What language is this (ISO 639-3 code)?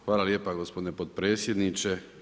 hrv